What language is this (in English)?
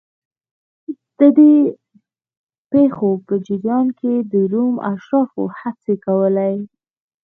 Pashto